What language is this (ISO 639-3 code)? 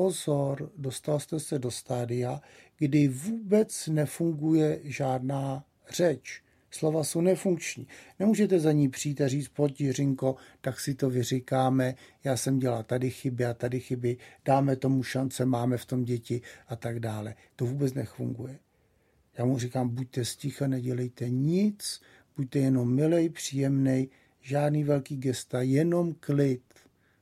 ces